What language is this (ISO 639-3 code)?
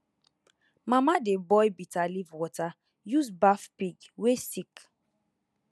pcm